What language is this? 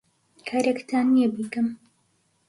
Central Kurdish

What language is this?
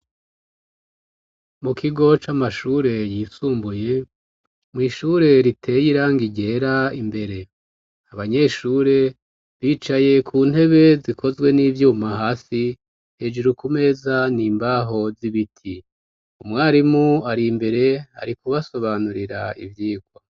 Rundi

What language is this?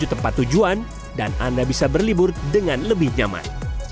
Indonesian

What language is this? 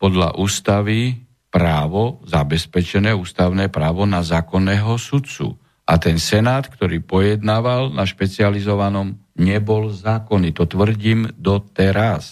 Slovak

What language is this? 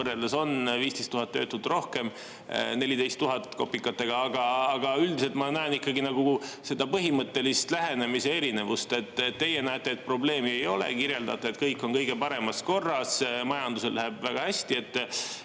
Estonian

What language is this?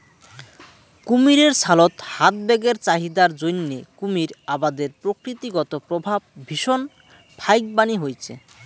Bangla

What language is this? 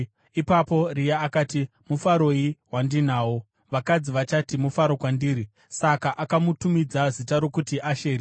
Shona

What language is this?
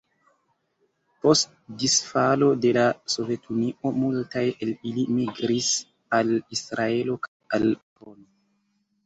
Esperanto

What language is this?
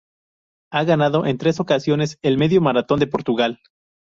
Spanish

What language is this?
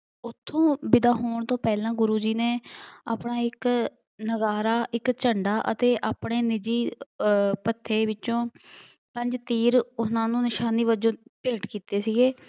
Punjabi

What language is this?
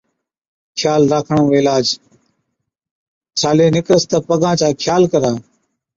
Od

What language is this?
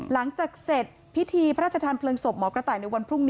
Thai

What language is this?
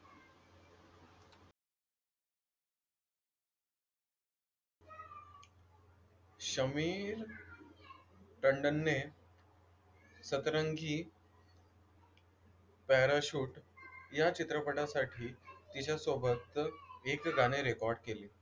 Marathi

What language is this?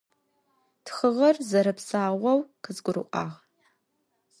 Adyghe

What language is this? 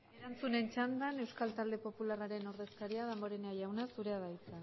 Basque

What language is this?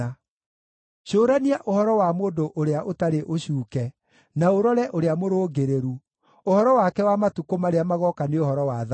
Kikuyu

